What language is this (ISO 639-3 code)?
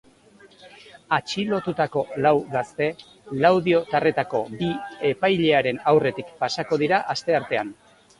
eus